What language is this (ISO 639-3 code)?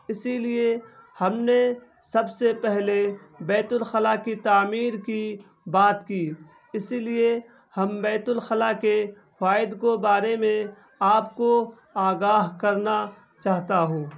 urd